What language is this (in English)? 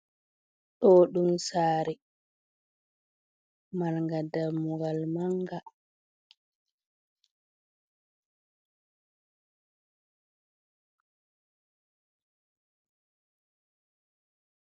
Fula